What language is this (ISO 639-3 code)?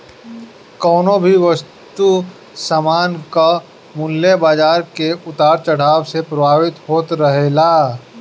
bho